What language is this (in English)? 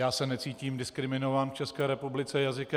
Czech